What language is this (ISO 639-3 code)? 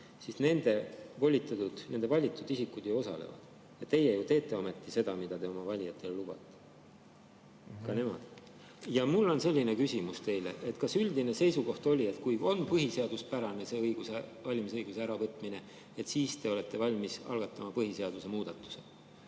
est